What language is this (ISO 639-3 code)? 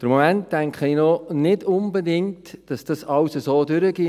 gsw